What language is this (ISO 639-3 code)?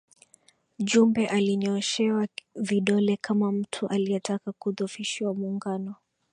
swa